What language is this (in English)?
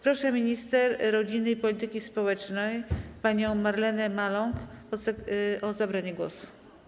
Polish